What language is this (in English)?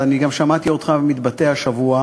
Hebrew